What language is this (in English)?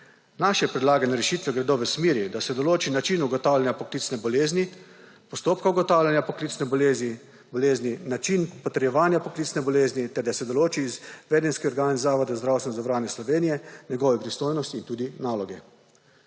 Slovenian